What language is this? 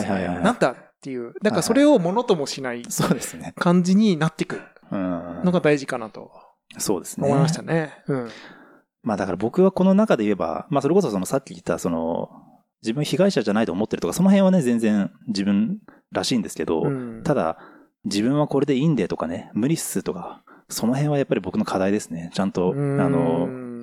Japanese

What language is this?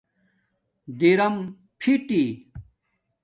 Domaaki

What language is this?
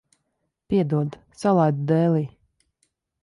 Latvian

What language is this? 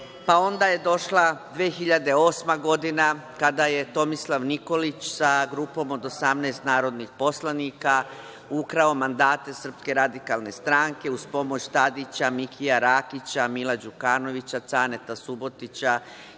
Serbian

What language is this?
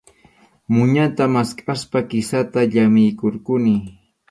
Arequipa-La Unión Quechua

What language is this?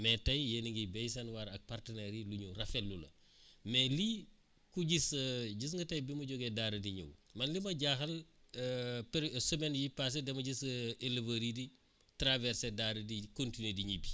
Wolof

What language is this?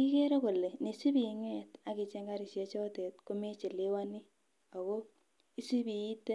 Kalenjin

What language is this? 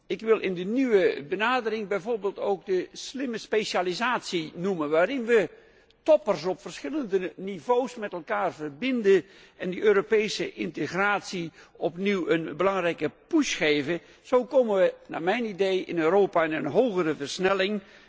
Dutch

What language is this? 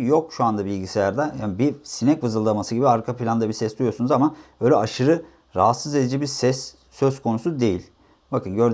Turkish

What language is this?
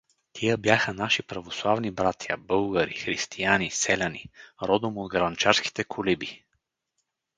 Bulgarian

